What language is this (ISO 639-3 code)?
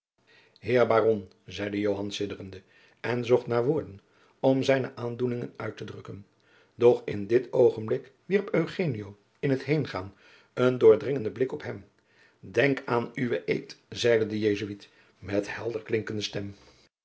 nld